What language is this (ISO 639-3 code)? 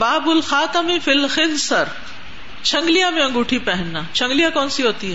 urd